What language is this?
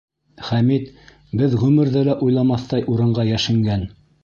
Bashkir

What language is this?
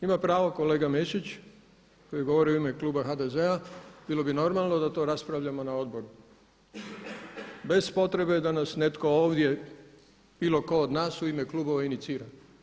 Croatian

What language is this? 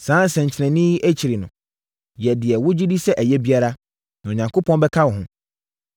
Akan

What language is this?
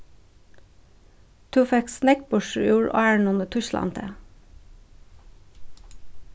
Faroese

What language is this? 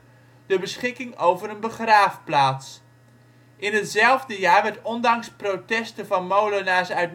Dutch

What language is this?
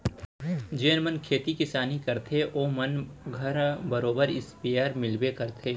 Chhattisgarhi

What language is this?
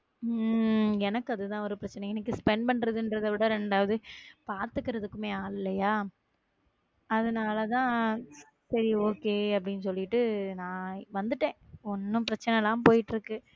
Tamil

